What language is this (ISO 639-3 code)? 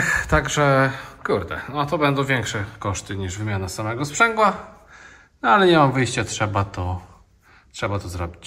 pol